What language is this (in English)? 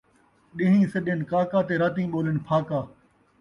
Saraiki